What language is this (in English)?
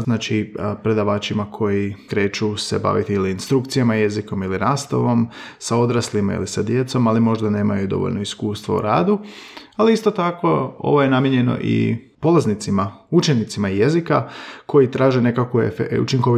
Croatian